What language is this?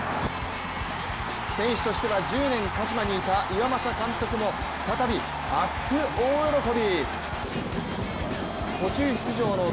Japanese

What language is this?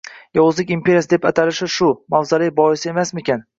Uzbek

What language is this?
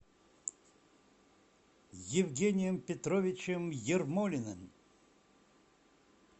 Russian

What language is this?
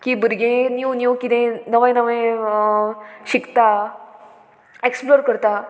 Konkani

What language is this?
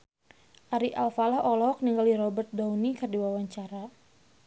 Sundanese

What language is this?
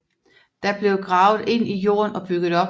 Danish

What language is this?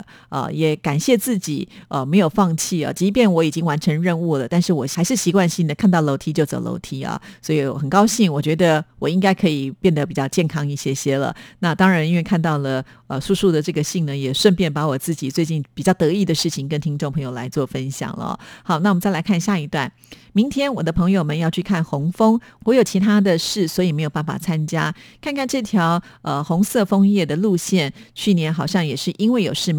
Chinese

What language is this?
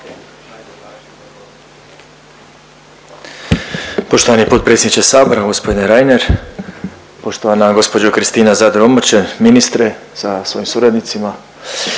Croatian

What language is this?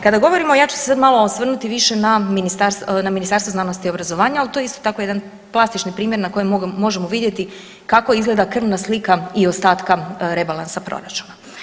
Croatian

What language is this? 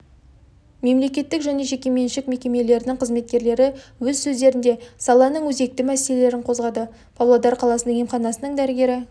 Kazakh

